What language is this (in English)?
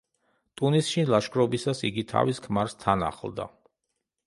Georgian